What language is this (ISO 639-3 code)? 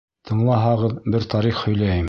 bak